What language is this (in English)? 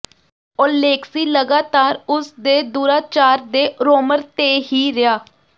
Punjabi